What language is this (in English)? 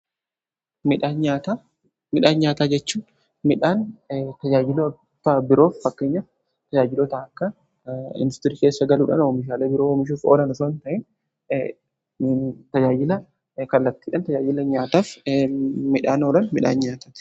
Oromo